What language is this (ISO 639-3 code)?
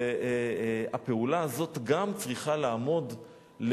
heb